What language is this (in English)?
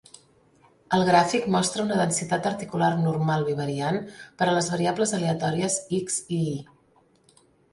Catalan